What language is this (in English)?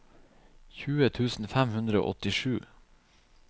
Norwegian